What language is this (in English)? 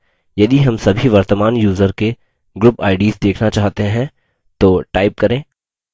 Hindi